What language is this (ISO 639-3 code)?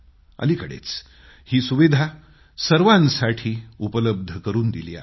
mar